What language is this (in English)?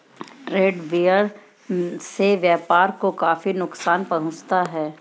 Hindi